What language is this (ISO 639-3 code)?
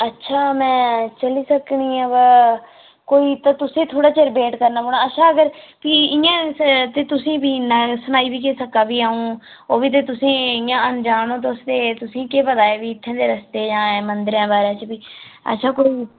doi